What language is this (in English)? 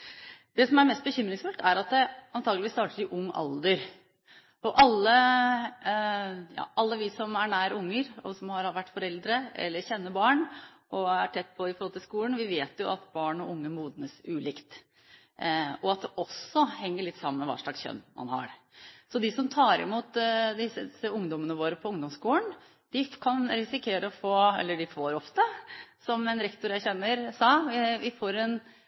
Norwegian Bokmål